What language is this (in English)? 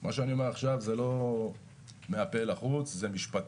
Hebrew